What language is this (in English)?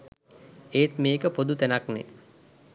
Sinhala